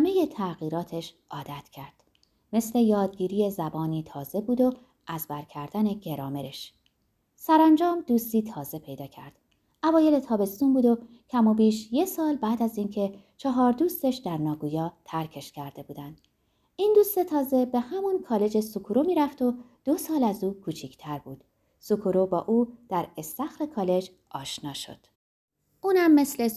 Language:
Persian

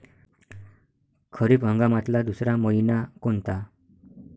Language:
Marathi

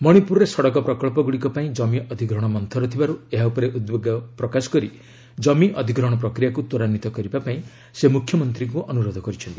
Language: Odia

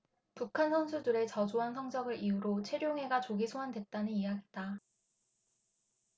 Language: Korean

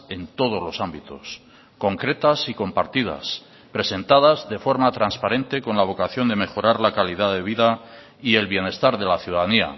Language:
Spanish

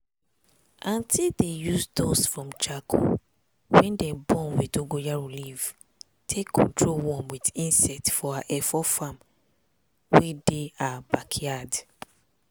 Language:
Nigerian Pidgin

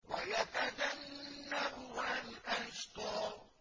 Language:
Arabic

